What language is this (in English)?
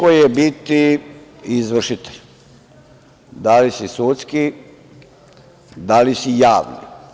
Serbian